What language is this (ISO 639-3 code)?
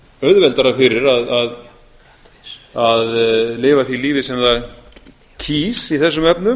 isl